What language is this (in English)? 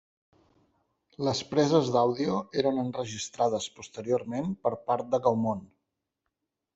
Catalan